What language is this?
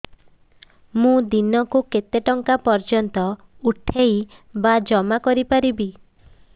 Odia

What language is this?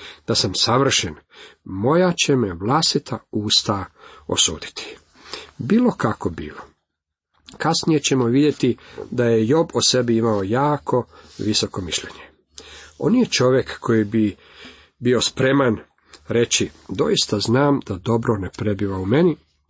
Croatian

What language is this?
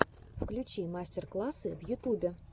Russian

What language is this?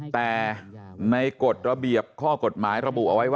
Thai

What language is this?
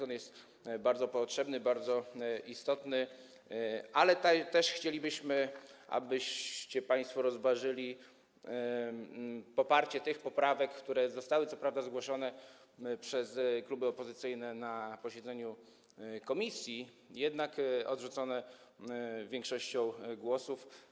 Polish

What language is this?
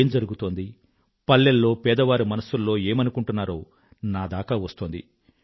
Telugu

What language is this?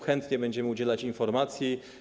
Polish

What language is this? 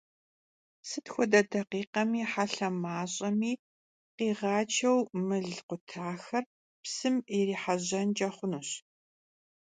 Kabardian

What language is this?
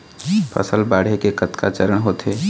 Chhattisgarhi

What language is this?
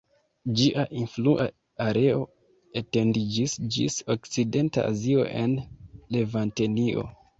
Esperanto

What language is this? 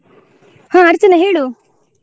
Kannada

